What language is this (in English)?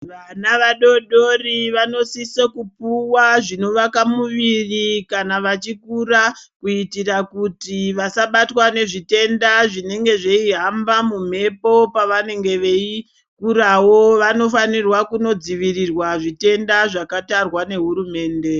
Ndau